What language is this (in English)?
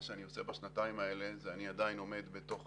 Hebrew